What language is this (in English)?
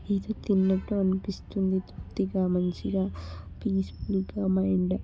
Telugu